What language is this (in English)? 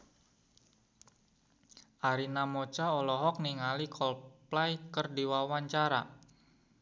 Sundanese